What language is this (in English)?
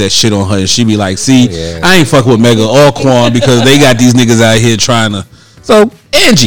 English